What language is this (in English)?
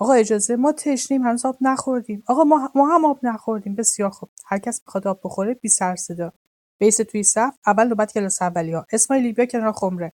Persian